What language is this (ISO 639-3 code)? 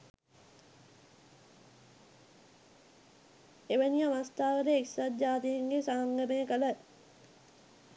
sin